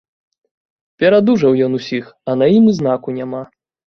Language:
Belarusian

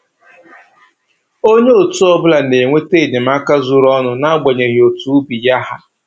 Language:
Igbo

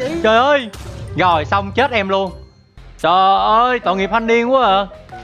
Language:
Vietnamese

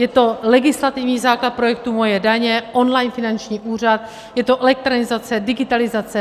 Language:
Czech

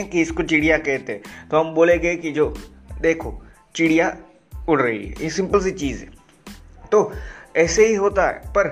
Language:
Hindi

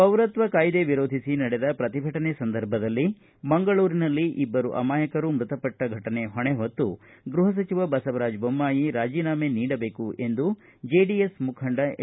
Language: Kannada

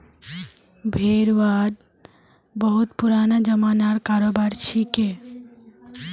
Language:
Magahi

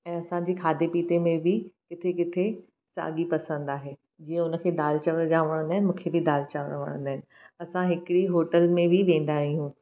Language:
Sindhi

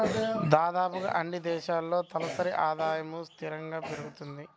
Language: Telugu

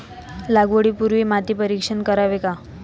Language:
Marathi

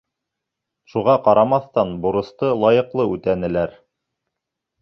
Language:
Bashkir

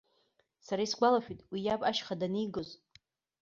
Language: Abkhazian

